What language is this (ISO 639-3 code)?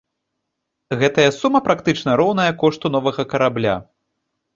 bel